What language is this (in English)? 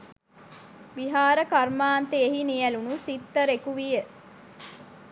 Sinhala